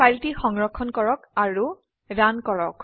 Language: Assamese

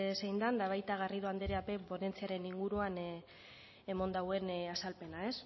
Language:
Basque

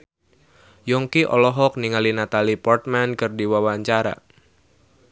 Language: Sundanese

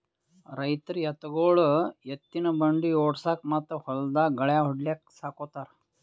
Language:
Kannada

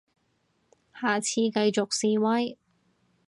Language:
Cantonese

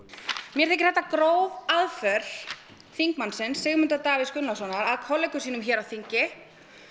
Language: Icelandic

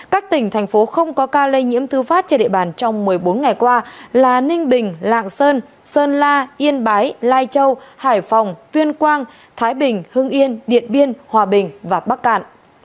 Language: Vietnamese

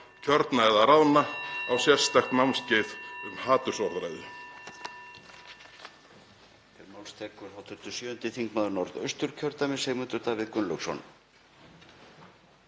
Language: Icelandic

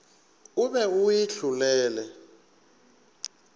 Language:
Northern Sotho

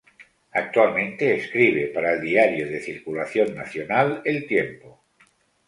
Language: Spanish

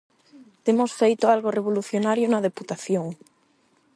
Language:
Galician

